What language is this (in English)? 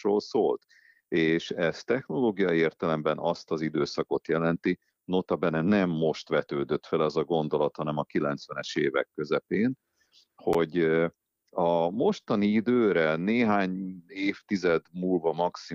Hungarian